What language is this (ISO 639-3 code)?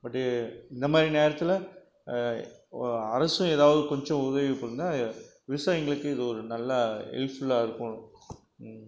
tam